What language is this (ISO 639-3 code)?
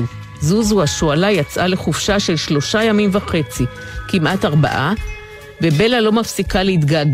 heb